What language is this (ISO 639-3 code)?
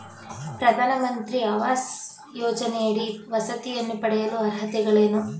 kan